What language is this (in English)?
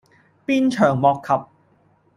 Cantonese